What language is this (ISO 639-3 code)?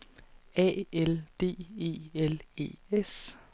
dan